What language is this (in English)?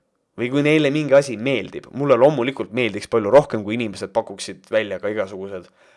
Estonian